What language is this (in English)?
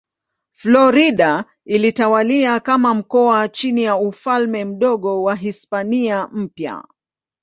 Swahili